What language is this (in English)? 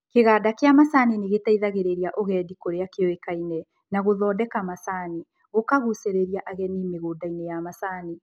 Kikuyu